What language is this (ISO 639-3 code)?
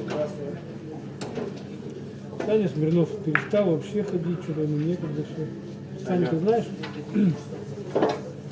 rus